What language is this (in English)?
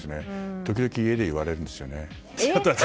Japanese